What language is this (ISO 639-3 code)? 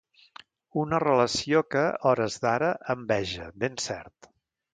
cat